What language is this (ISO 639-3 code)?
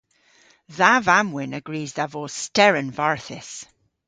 cor